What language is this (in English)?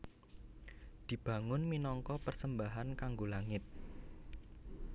Javanese